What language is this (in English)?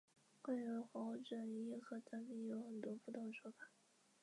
Chinese